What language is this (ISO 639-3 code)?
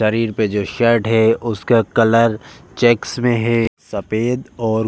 hin